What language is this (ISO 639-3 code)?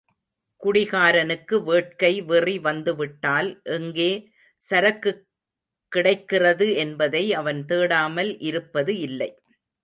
tam